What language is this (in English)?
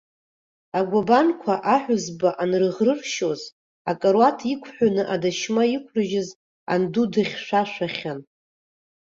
Abkhazian